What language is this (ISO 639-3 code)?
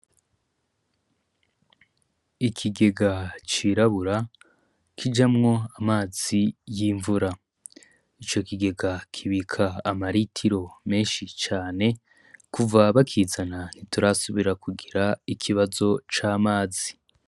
run